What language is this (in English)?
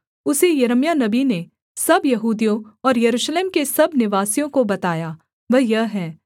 Hindi